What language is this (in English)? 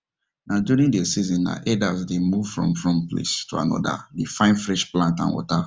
Nigerian Pidgin